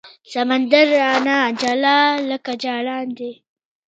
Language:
Pashto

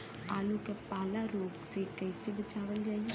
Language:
Bhojpuri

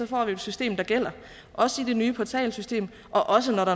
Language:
Danish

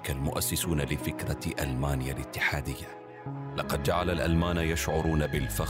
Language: Arabic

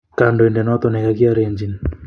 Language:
Kalenjin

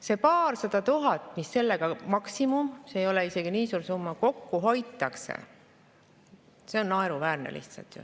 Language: Estonian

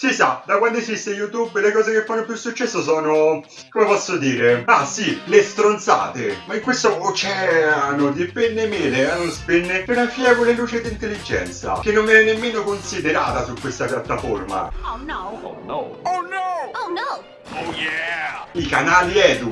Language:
Italian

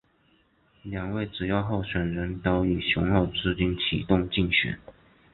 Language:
Chinese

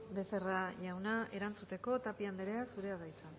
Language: Basque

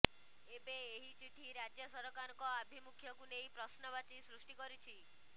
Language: Odia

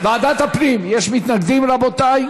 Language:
Hebrew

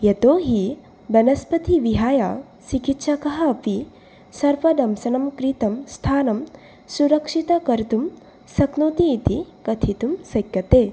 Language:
Sanskrit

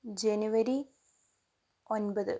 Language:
Malayalam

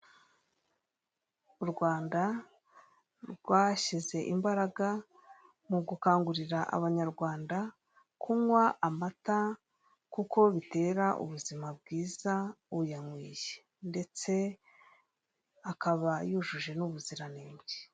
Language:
Kinyarwanda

